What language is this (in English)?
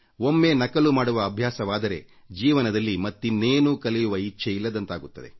Kannada